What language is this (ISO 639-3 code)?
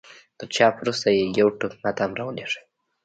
pus